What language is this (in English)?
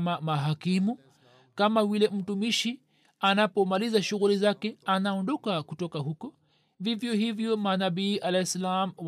Swahili